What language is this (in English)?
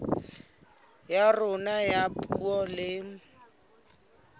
Southern Sotho